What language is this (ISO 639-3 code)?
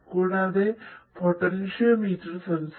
mal